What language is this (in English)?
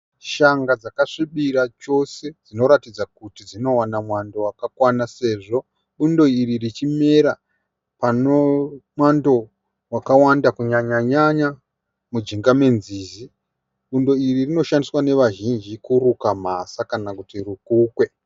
Shona